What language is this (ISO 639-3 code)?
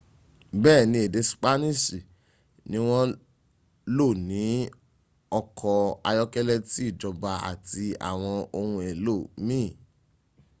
yor